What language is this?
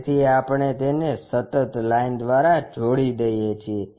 Gujarati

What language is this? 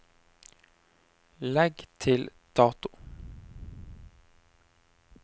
Norwegian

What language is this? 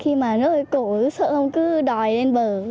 Vietnamese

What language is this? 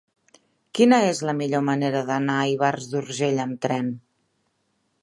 Catalan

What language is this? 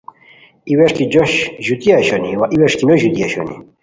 Khowar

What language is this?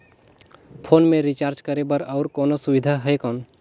Chhattisgarhi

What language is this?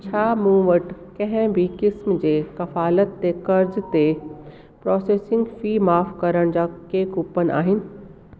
Sindhi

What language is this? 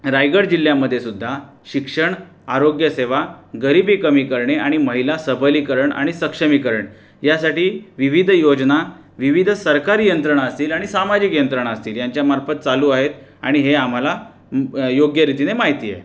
Marathi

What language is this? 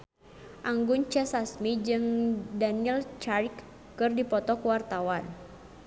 Sundanese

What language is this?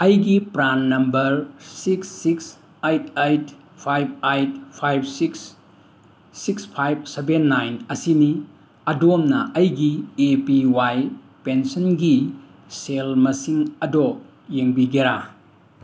Manipuri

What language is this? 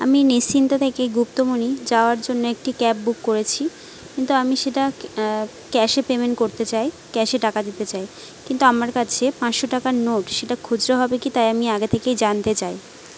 Bangla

